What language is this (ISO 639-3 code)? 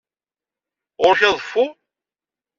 kab